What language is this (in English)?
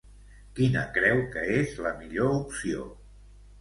Catalan